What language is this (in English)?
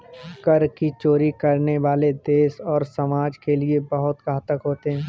Hindi